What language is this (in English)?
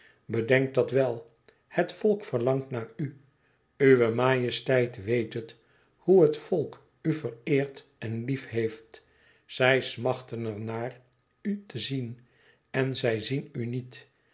Dutch